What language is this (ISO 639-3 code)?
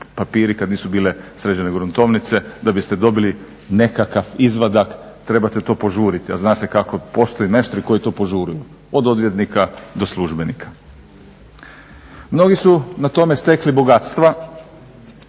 hrv